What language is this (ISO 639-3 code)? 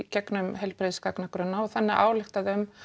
isl